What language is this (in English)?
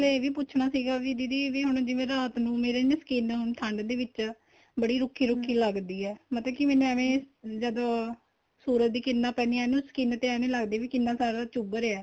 Punjabi